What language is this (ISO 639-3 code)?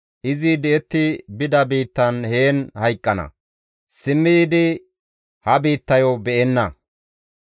gmv